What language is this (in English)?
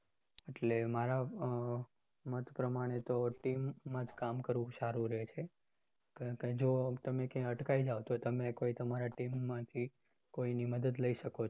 Gujarati